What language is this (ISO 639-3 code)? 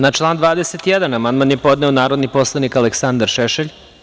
srp